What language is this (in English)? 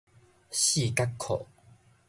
Min Nan Chinese